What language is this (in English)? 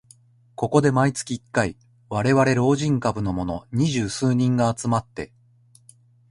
Japanese